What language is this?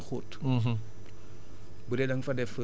Wolof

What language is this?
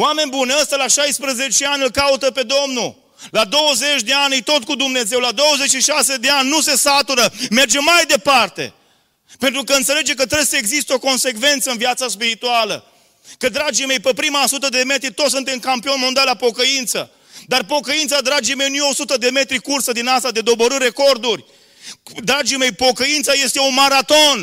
Romanian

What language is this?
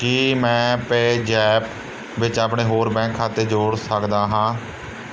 Punjabi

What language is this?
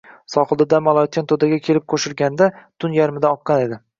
Uzbek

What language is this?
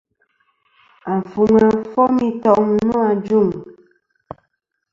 Kom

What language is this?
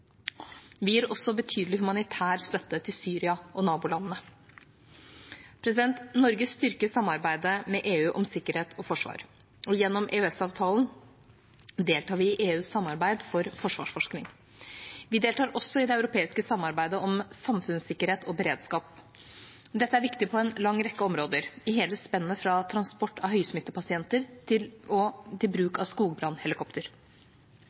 Norwegian Bokmål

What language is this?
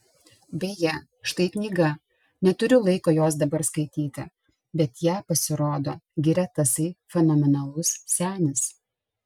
Lithuanian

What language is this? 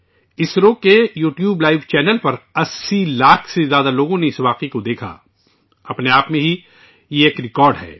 Urdu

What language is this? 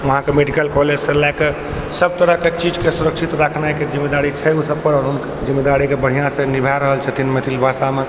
Maithili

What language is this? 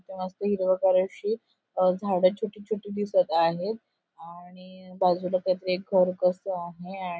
Marathi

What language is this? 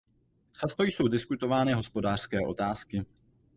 Czech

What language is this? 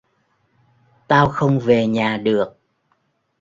Vietnamese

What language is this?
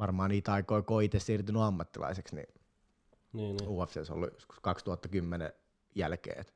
Finnish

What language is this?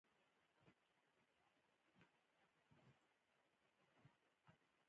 Pashto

